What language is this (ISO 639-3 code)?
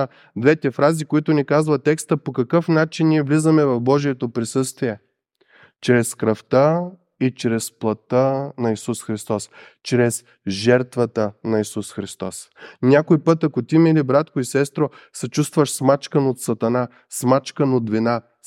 bul